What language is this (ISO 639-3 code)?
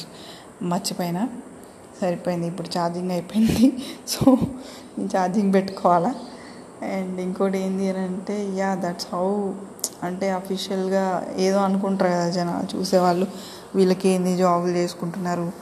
tel